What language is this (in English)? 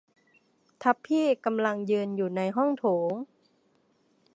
Thai